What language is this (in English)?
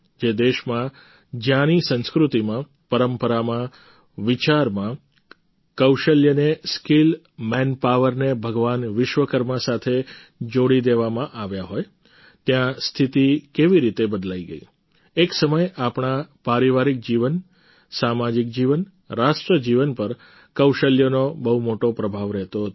Gujarati